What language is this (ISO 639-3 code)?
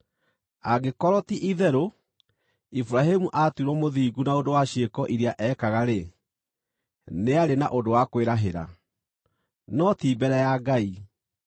kik